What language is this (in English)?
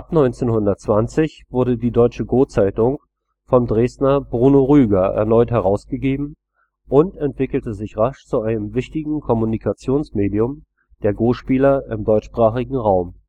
German